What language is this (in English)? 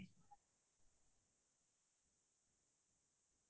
Assamese